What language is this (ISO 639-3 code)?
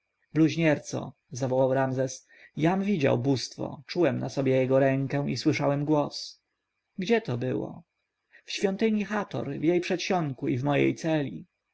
pol